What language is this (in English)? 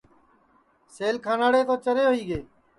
Sansi